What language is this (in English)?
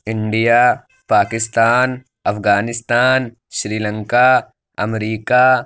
Urdu